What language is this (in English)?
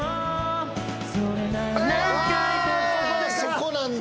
Japanese